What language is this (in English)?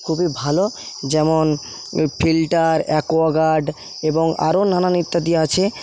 Bangla